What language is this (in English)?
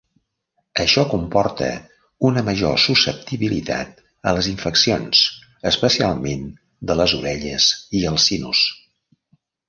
Catalan